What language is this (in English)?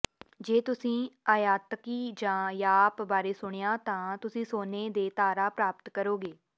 Punjabi